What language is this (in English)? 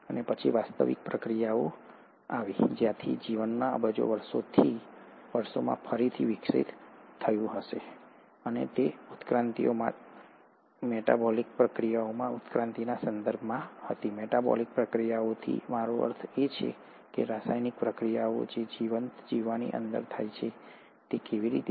Gujarati